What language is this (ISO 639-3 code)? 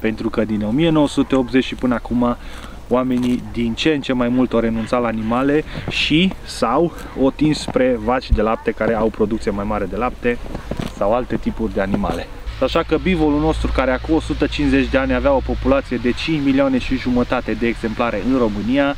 ron